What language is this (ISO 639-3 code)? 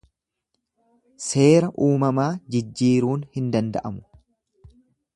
orm